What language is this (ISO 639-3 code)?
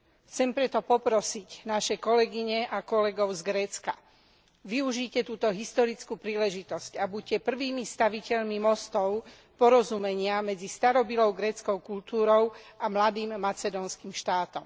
slk